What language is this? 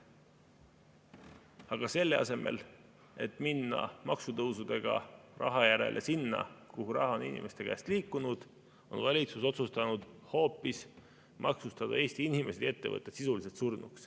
Estonian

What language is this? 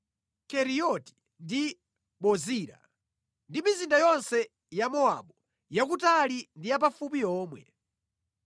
Nyanja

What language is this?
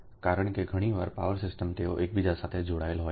Gujarati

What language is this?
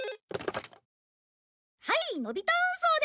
Japanese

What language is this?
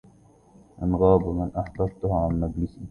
Arabic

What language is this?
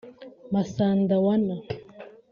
Kinyarwanda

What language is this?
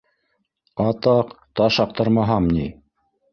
Bashkir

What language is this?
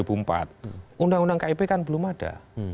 Indonesian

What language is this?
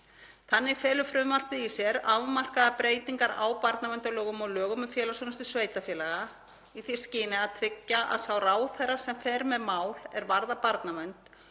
Icelandic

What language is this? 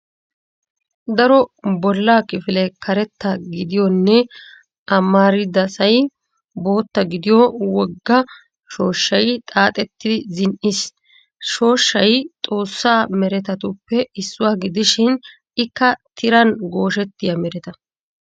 Wolaytta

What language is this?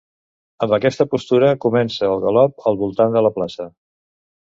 Catalan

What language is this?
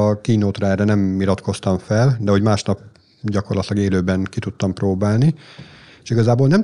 Hungarian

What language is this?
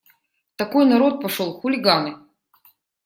Russian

